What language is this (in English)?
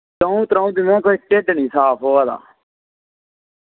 Dogri